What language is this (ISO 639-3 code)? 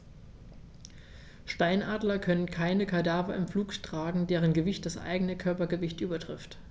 deu